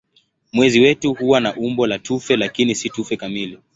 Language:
Swahili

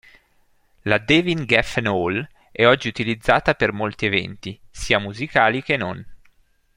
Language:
Italian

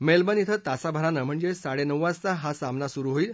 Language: Marathi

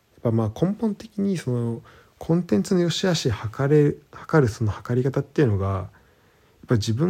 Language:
Japanese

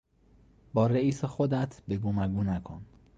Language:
Persian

